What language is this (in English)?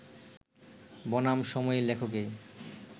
Bangla